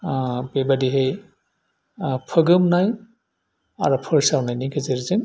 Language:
Bodo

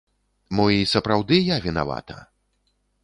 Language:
Belarusian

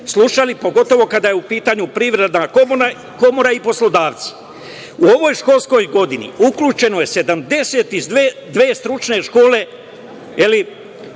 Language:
Serbian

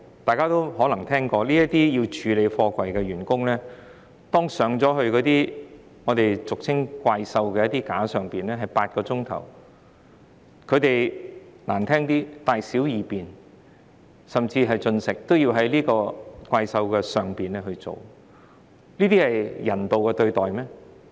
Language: Cantonese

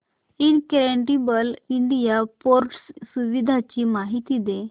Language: Marathi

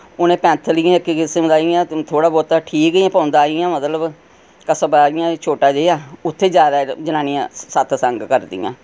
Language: Dogri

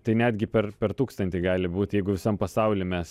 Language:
Lithuanian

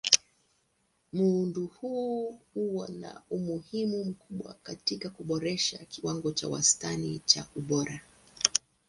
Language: Swahili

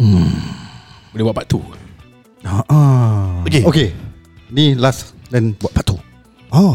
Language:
Malay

